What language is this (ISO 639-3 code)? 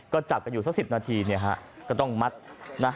tha